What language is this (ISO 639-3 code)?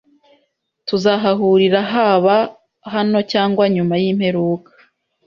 kin